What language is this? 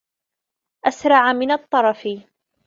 Arabic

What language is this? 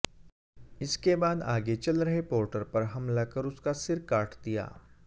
Hindi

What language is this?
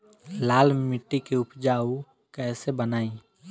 Bhojpuri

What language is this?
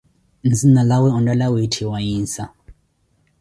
Koti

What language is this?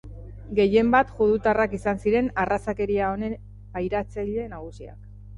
Basque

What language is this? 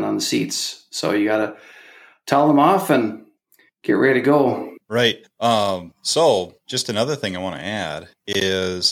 English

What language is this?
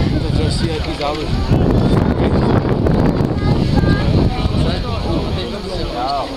Czech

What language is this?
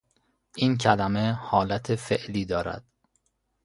Persian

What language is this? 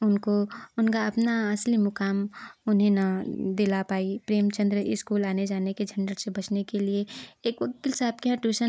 Hindi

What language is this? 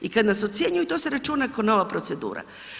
Croatian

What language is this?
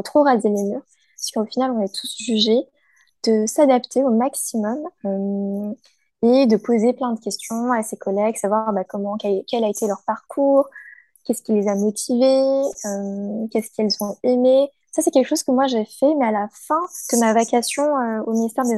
French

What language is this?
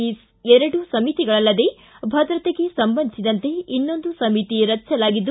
Kannada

